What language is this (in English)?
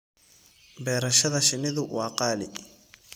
Somali